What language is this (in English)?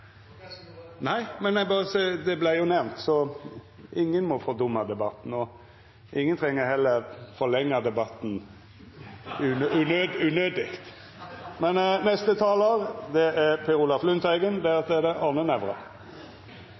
Norwegian Nynorsk